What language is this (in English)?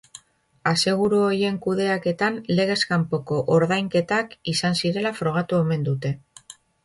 Basque